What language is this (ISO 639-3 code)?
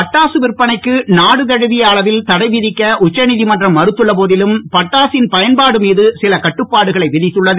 tam